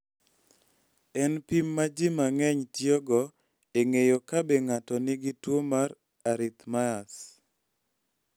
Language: Luo (Kenya and Tanzania)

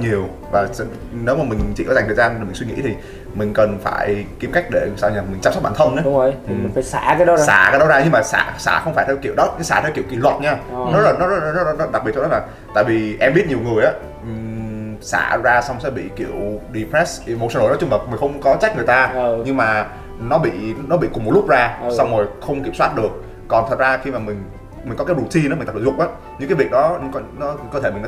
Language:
Vietnamese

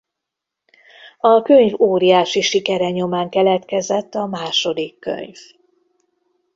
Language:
Hungarian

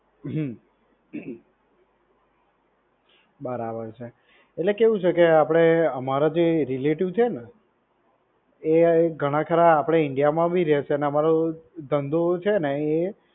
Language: Gujarati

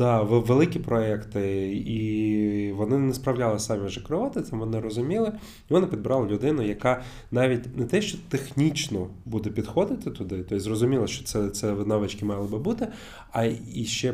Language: Ukrainian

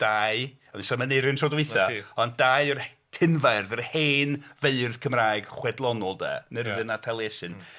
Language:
Welsh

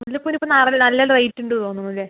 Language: Malayalam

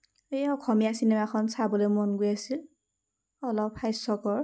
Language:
Assamese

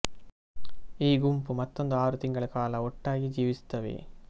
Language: Kannada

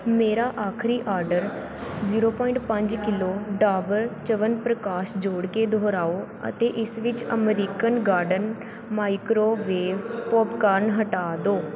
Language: Punjabi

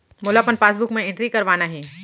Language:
Chhattisgarhi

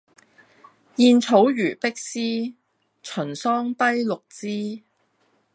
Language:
Cantonese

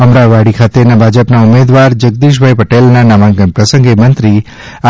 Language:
Gujarati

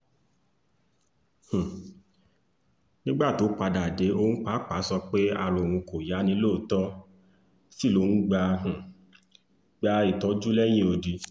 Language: Yoruba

